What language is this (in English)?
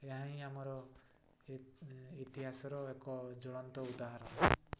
Odia